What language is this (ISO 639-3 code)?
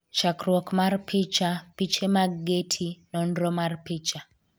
luo